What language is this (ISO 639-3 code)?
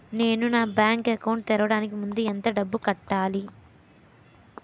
tel